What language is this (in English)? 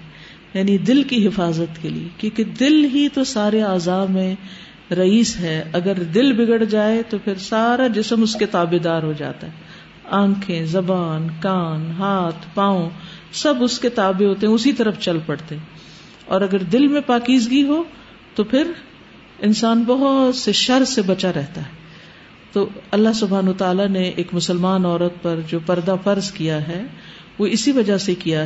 Urdu